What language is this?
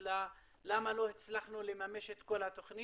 Hebrew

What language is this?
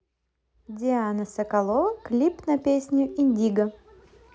Russian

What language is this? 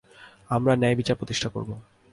Bangla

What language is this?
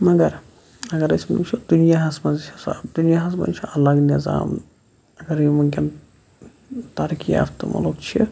Kashmiri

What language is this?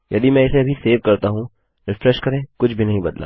Hindi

